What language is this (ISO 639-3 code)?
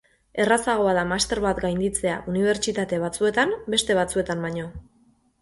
eus